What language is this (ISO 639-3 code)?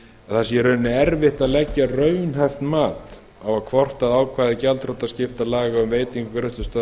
isl